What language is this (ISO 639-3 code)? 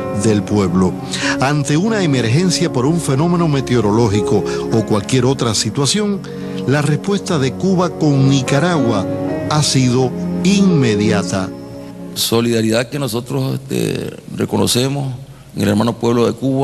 spa